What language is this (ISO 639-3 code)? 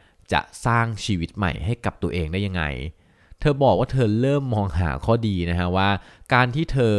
tha